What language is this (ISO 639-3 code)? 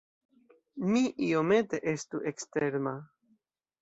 epo